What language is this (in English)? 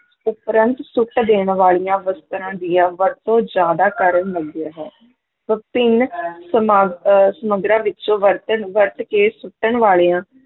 Punjabi